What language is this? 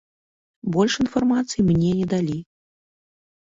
Belarusian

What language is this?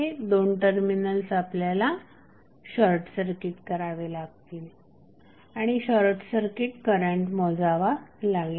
Marathi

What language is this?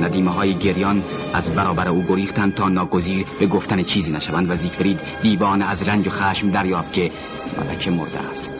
Persian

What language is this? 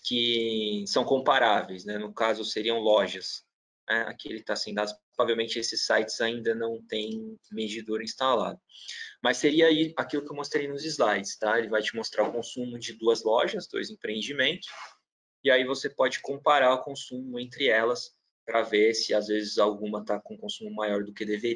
Portuguese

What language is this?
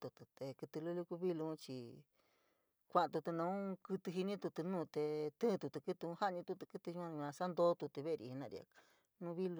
San Miguel El Grande Mixtec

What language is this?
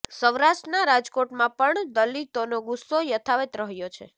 Gujarati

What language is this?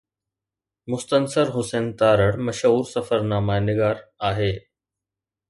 Sindhi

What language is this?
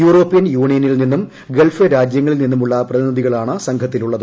Malayalam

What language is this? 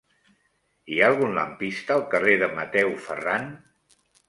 Catalan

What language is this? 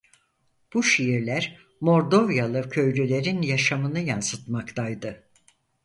Turkish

